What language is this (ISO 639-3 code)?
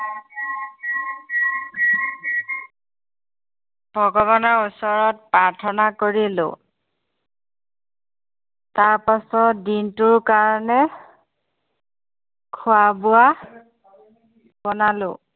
asm